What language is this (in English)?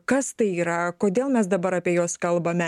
Lithuanian